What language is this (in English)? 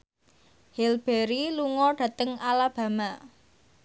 Javanese